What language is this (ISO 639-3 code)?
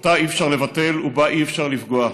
heb